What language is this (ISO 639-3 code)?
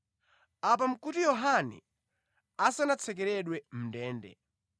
nya